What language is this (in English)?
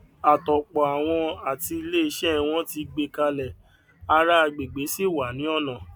Yoruba